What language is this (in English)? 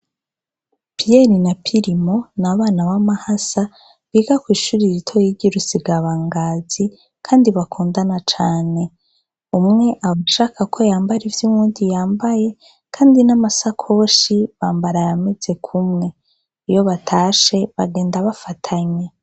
Rundi